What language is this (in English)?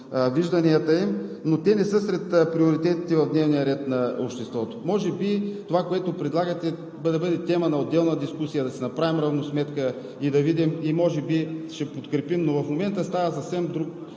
Bulgarian